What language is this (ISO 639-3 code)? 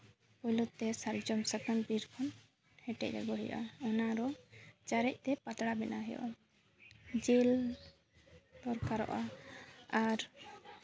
sat